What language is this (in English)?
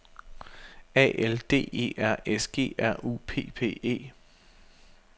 Danish